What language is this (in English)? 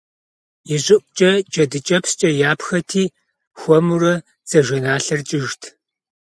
Kabardian